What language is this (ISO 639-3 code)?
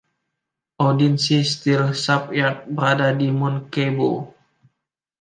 ind